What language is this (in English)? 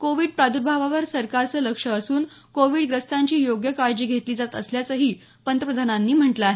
Marathi